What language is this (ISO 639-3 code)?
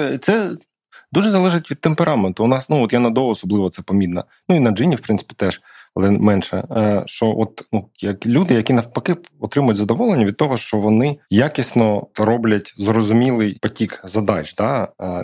ukr